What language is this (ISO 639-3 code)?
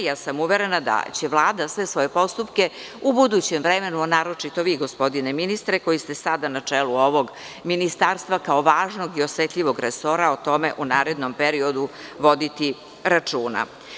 srp